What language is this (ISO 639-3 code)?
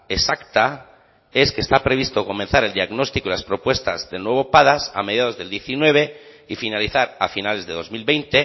spa